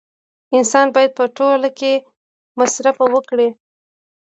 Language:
Pashto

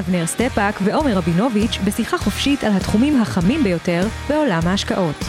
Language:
Hebrew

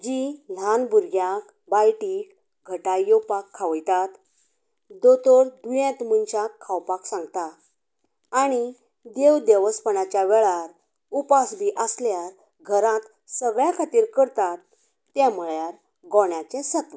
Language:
Konkani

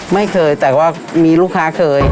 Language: Thai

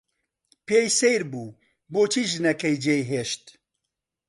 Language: Central Kurdish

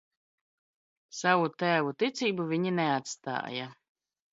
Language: Latvian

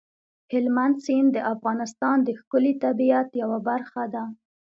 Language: Pashto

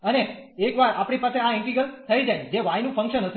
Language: Gujarati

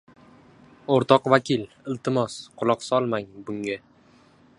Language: Uzbek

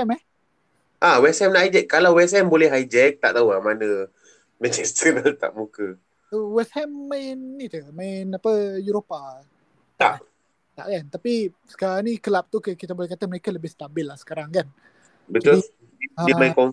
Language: Malay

